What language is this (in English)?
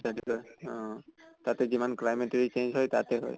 Assamese